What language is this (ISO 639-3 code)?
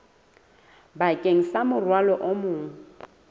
sot